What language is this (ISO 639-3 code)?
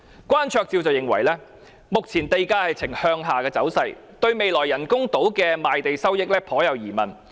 yue